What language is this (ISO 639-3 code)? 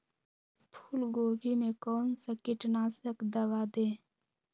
mag